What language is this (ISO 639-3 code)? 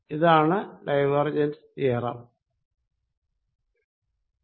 mal